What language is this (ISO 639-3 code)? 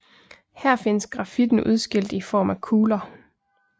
dan